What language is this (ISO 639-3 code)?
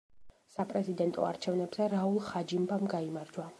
kat